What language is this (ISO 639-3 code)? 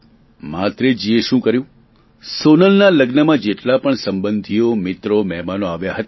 guj